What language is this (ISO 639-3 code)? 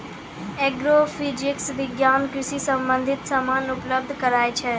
mai